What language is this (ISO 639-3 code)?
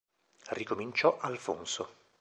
ita